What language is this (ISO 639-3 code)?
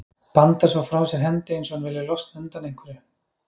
isl